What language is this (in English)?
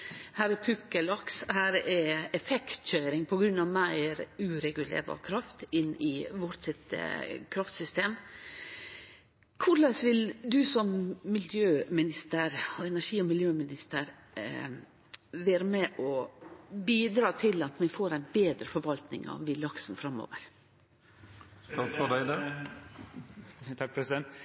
Norwegian Nynorsk